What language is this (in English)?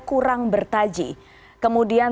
Indonesian